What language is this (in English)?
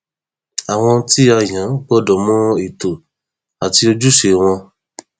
Yoruba